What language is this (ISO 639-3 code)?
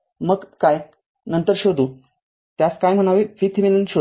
mar